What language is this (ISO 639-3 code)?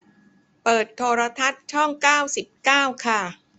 tha